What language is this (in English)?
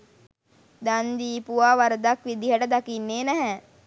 Sinhala